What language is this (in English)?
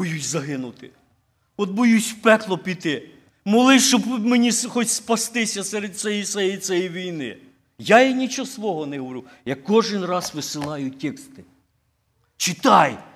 Ukrainian